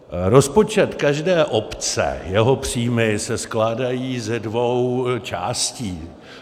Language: Czech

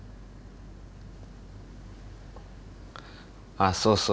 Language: Japanese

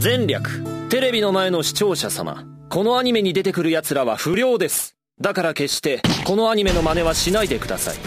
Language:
Japanese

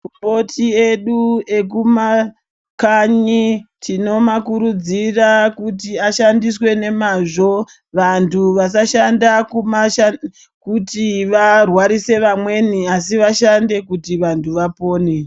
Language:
Ndau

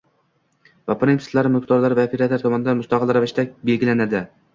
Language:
Uzbek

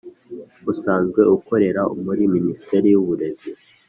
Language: Kinyarwanda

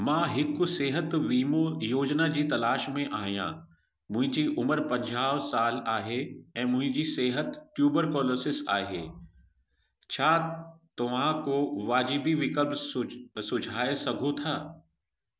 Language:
Sindhi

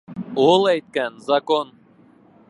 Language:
Bashkir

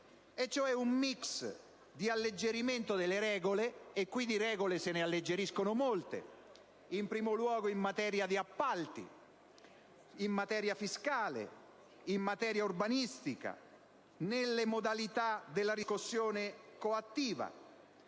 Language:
Italian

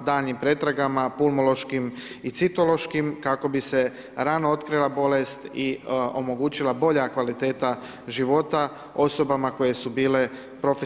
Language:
Croatian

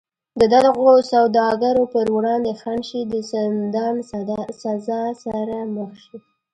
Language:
Pashto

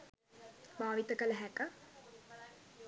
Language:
Sinhala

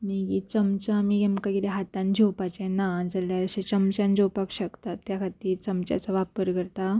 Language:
Konkani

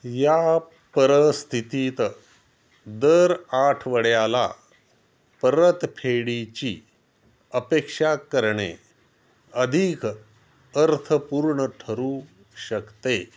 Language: Marathi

